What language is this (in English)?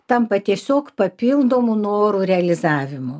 Lithuanian